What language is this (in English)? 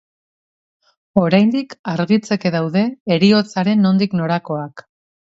Basque